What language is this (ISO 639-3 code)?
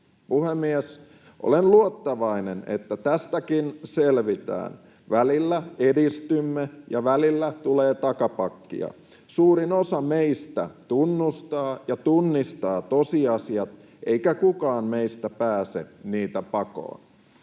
fin